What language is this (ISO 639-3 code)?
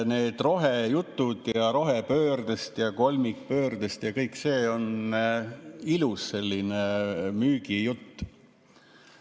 est